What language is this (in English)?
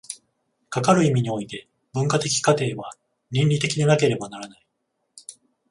Japanese